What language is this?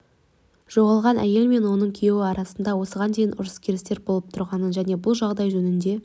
Kazakh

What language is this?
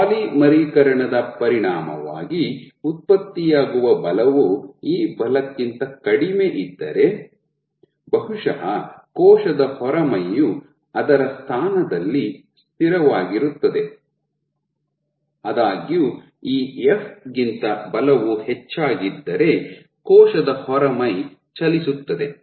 Kannada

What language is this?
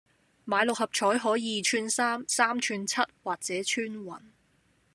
Cantonese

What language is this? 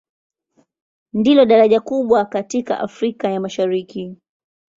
Swahili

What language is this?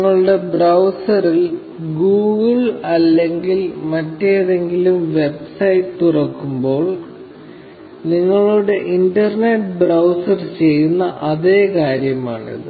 Malayalam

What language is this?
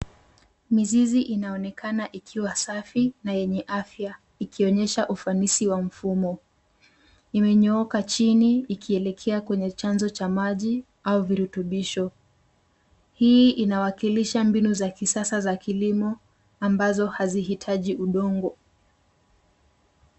Swahili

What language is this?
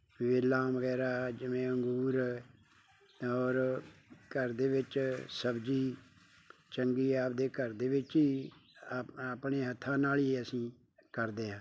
Punjabi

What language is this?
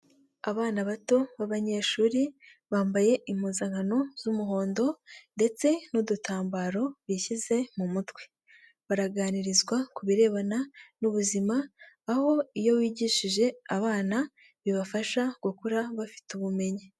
Kinyarwanda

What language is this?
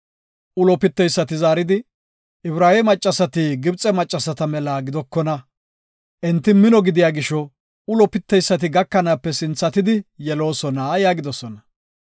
Gofa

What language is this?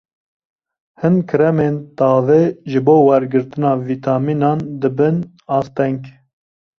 Kurdish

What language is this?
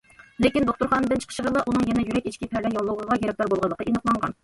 Uyghur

